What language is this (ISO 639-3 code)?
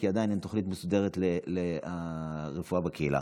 heb